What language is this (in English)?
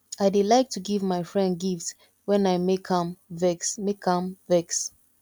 Nigerian Pidgin